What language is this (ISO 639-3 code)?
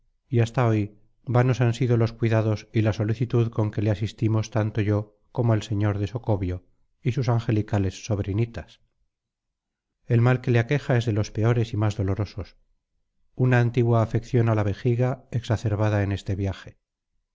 spa